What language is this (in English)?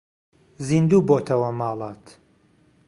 Central Kurdish